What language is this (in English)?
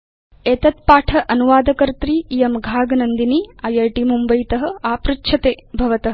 Sanskrit